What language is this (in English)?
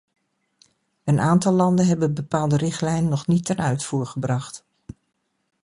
Dutch